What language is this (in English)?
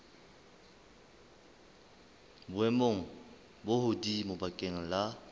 Southern Sotho